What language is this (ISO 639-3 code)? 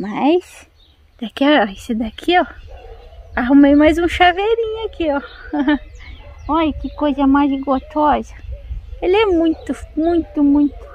por